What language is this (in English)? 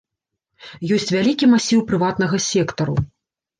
Belarusian